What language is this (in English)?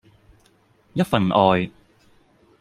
Cantonese